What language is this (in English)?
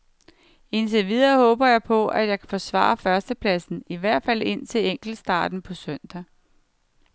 Danish